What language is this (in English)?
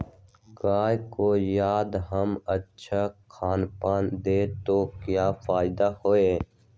Magahi